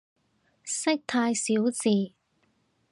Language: Cantonese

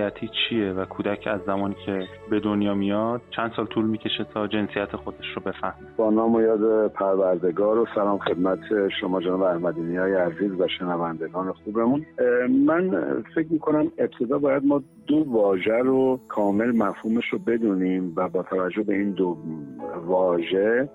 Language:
Persian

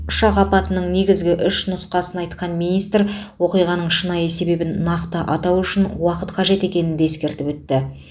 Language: Kazakh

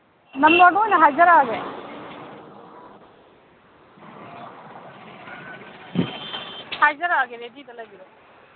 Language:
Manipuri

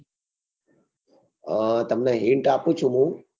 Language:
Gujarati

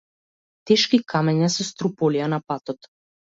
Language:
Macedonian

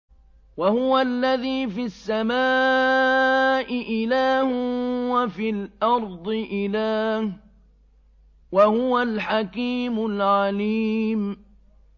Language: Arabic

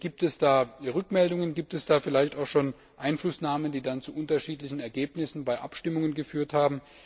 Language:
German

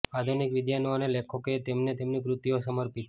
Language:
Gujarati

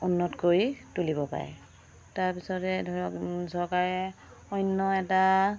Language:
Assamese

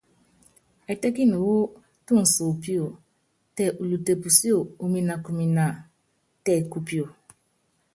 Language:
Yangben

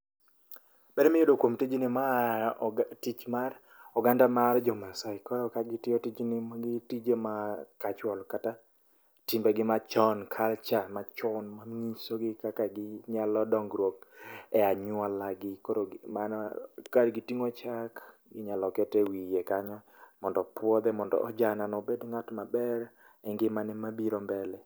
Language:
Luo (Kenya and Tanzania)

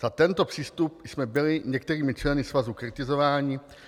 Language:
Czech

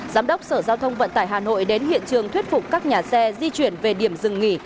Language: Vietnamese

